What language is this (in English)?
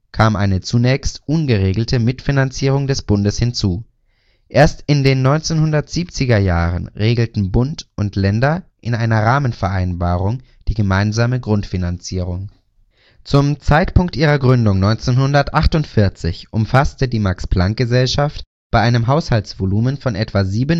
German